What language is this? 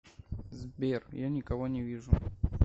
Russian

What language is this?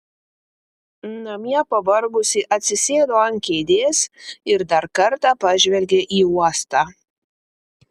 Lithuanian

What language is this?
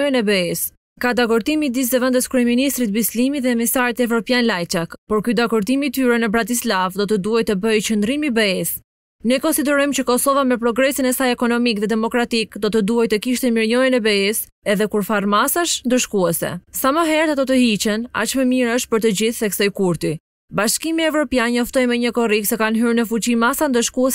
Romanian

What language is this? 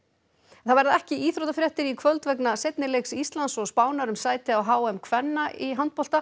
Icelandic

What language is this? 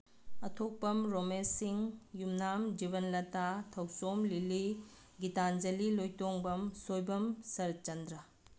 Manipuri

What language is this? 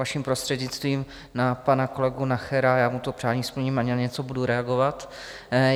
Czech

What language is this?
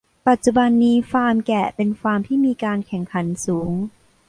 Thai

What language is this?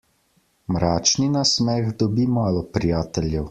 Slovenian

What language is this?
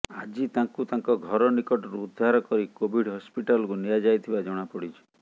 Odia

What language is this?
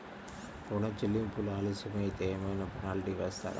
Telugu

